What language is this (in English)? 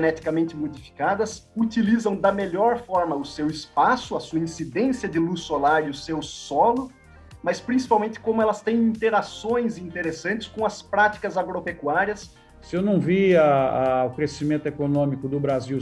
Portuguese